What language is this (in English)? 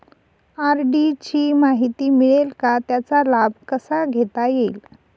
Marathi